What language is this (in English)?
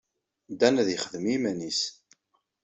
Kabyle